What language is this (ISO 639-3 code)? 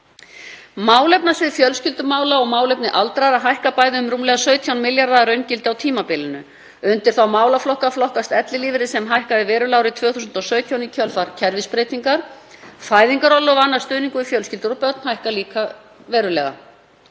isl